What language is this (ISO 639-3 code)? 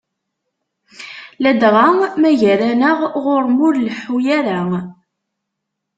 kab